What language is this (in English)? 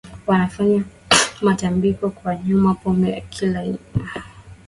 Swahili